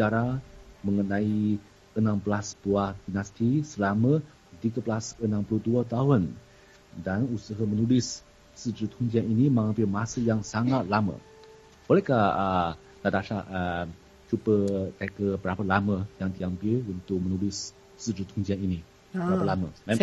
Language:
Malay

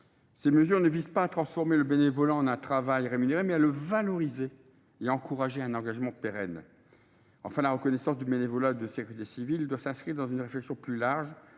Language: French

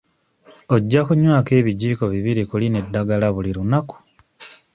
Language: Ganda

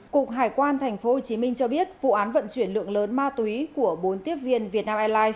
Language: Vietnamese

